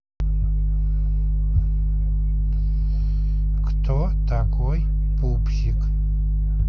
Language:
Russian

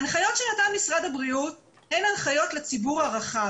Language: Hebrew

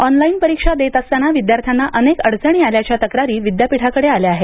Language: Marathi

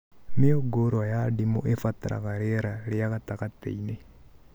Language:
Kikuyu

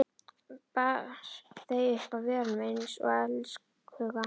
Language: Icelandic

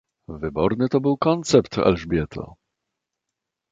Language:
Polish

